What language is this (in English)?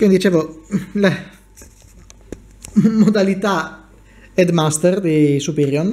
Italian